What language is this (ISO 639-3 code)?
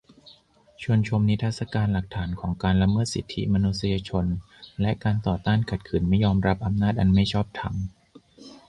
tha